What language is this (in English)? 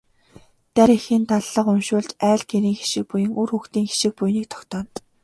Mongolian